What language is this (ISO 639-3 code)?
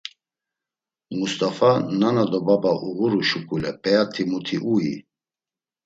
lzz